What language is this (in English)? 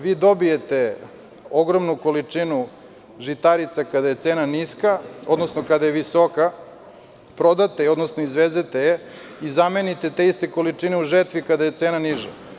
Serbian